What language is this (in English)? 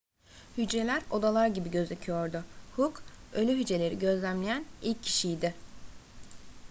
Turkish